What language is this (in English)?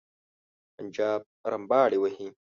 Pashto